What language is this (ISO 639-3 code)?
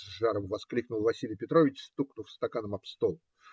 rus